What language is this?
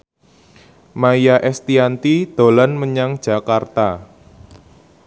Javanese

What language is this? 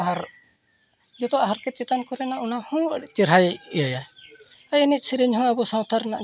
Santali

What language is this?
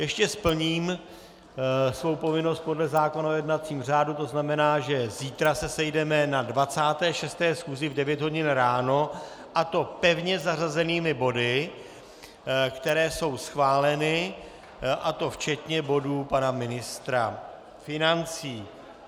Czech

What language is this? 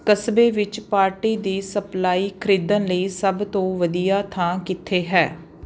Punjabi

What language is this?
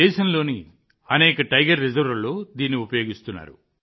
Telugu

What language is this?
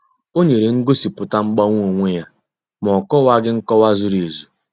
Igbo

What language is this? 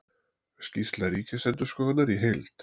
Icelandic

